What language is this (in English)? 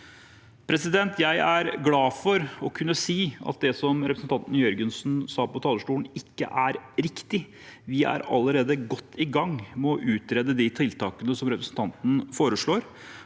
Norwegian